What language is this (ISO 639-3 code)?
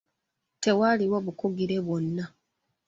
lug